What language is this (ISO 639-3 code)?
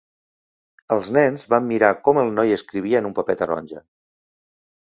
cat